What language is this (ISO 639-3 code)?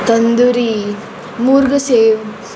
kok